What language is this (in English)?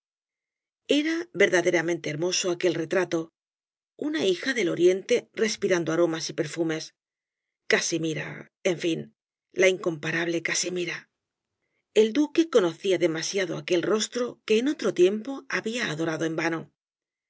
Spanish